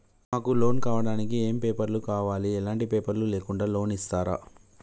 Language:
Telugu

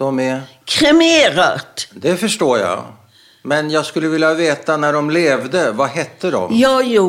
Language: Swedish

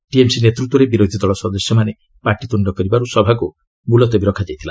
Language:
Odia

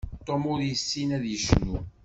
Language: Kabyle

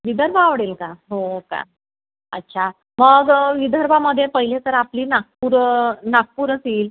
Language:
Marathi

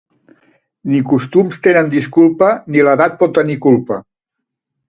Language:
Catalan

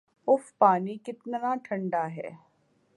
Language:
Urdu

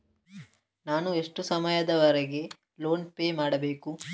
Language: Kannada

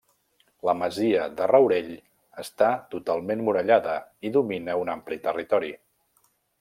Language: Catalan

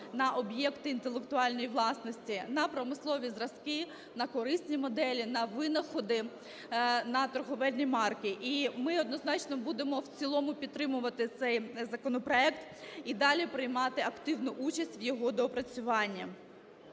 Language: Ukrainian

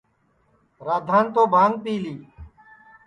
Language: Sansi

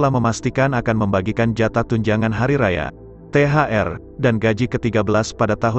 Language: Indonesian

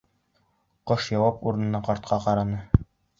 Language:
Bashkir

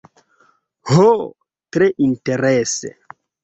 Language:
Esperanto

